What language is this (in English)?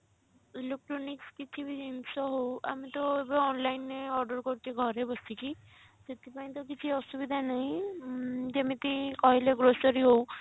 Odia